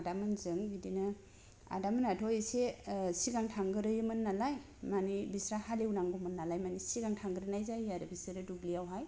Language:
Bodo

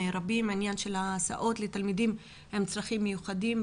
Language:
Hebrew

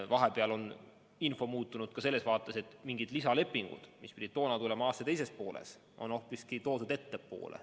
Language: Estonian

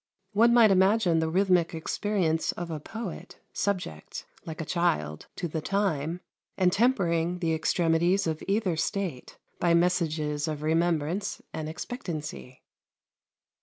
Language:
English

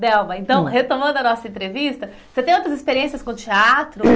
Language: Portuguese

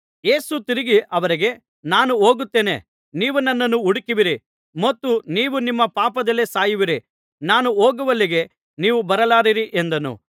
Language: Kannada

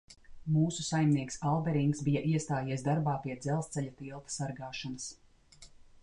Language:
Latvian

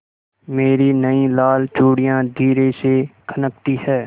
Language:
Hindi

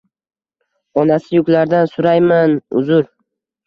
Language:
Uzbek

